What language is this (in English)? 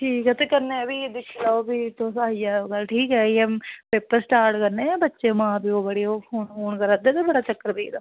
Dogri